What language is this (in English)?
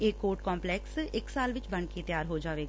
Punjabi